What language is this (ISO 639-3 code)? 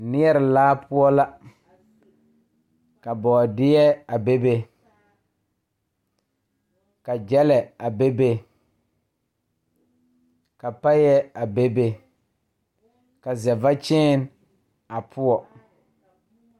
dga